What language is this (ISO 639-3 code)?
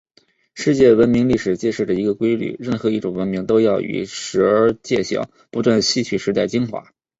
zho